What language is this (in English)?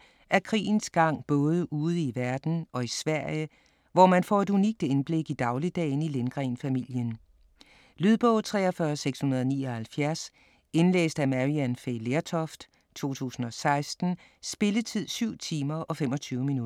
Danish